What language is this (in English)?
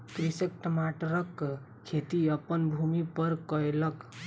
Maithili